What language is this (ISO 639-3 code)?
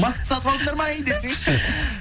kaz